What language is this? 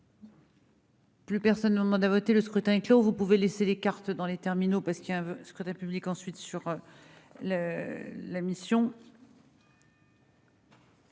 French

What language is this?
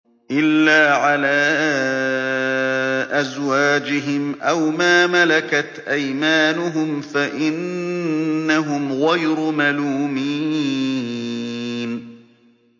Arabic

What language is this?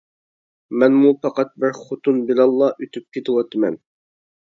Uyghur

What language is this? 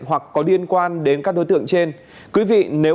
Vietnamese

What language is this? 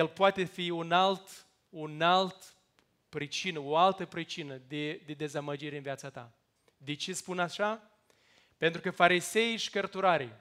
Romanian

